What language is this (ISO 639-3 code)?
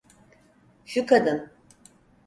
tur